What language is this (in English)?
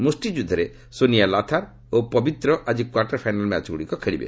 Odia